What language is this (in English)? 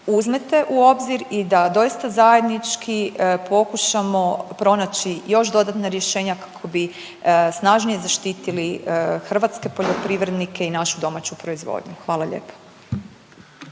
Croatian